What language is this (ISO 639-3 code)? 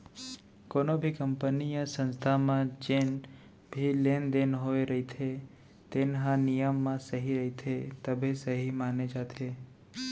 hne